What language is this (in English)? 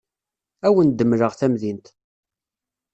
Kabyle